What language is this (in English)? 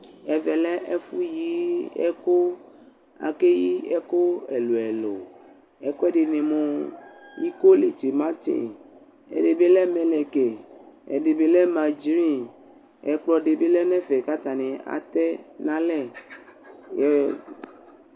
Ikposo